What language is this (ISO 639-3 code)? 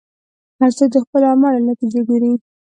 pus